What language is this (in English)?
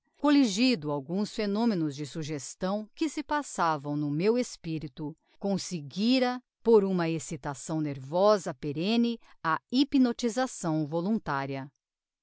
Portuguese